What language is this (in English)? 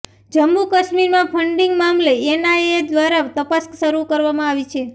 Gujarati